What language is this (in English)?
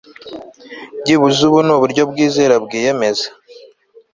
Kinyarwanda